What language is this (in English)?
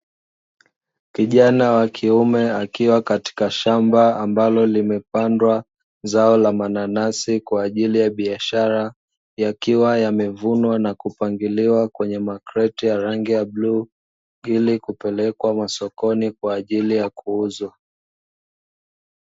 Swahili